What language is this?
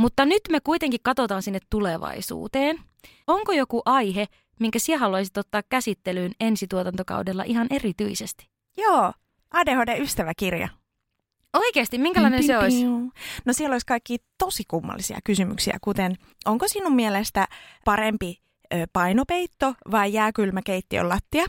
Finnish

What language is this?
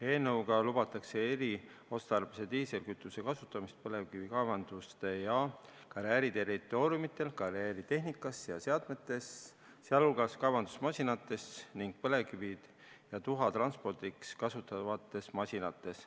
Estonian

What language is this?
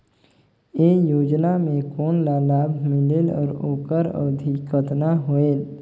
Chhattisgarhi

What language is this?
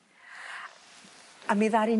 Welsh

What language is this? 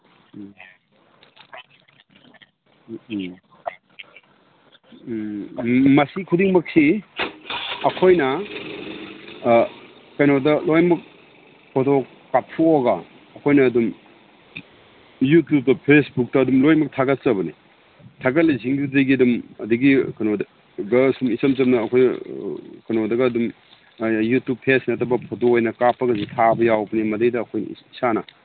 Manipuri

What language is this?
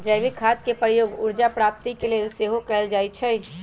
Magahi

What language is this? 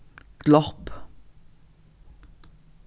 Faroese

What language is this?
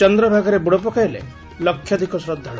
Odia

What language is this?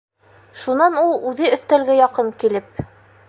Bashkir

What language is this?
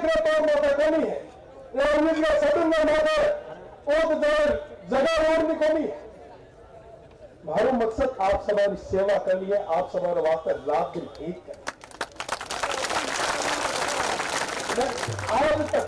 Hindi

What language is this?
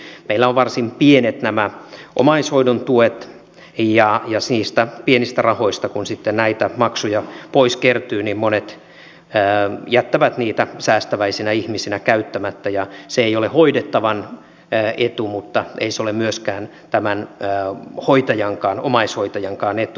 Finnish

